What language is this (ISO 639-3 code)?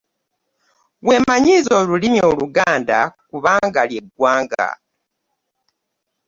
lug